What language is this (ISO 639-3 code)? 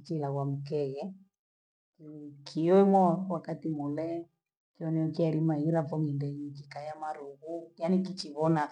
gwe